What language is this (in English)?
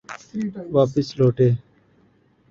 Urdu